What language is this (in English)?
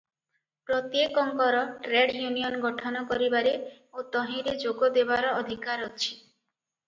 Odia